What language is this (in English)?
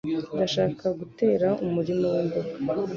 Kinyarwanda